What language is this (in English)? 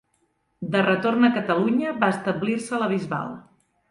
Catalan